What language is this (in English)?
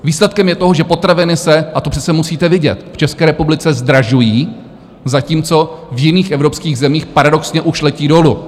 Czech